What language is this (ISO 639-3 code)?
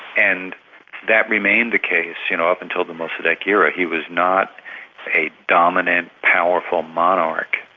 eng